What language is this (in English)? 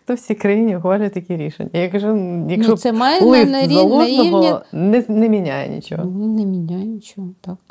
Ukrainian